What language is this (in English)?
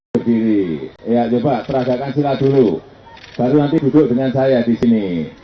Indonesian